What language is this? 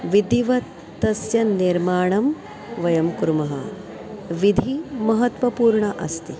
Sanskrit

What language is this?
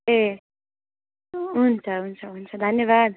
Nepali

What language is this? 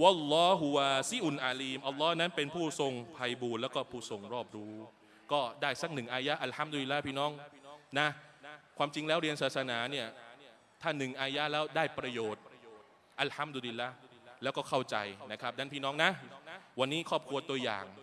Thai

